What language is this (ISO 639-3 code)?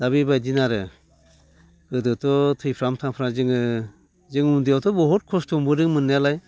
brx